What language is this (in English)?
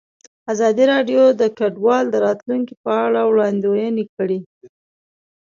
Pashto